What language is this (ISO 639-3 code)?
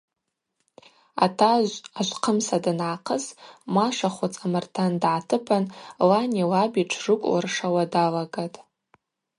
abq